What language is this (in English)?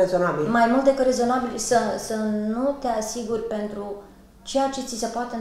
Romanian